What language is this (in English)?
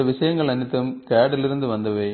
Tamil